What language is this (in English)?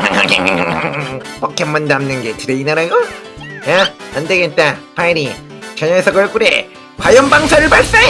Korean